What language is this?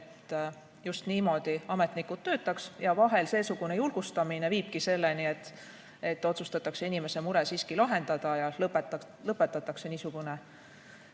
Estonian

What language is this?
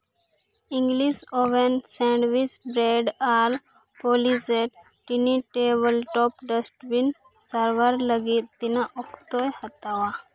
Santali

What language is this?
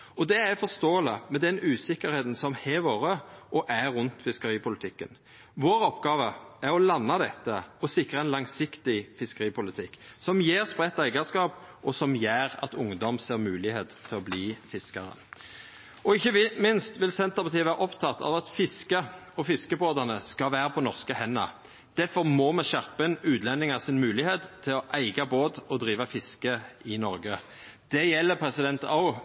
Norwegian Nynorsk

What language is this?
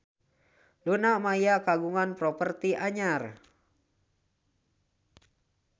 Sundanese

